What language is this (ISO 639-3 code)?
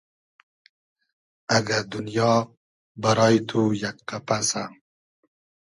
haz